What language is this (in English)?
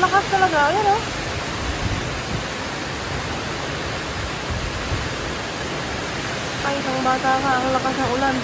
Filipino